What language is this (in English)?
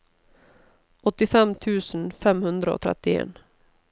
Norwegian